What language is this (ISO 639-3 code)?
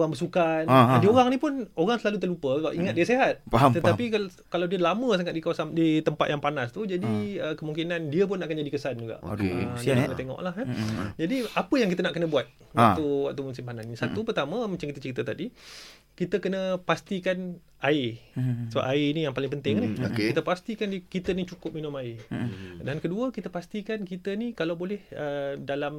msa